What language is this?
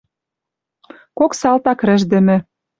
Western Mari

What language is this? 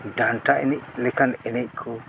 Santali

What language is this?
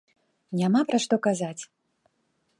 Belarusian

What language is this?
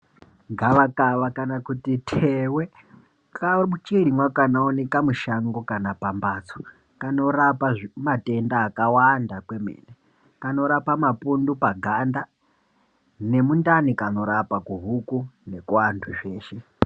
Ndau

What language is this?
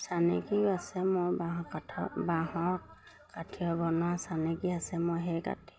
Assamese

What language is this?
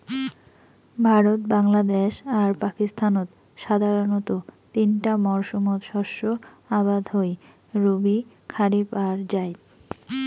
Bangla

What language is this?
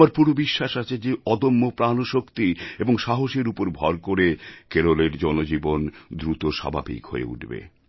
Bangla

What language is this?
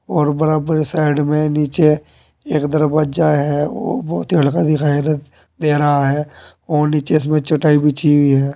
Hindi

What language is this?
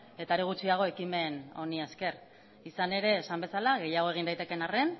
Basque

